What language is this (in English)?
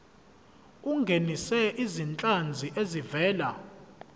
Zulu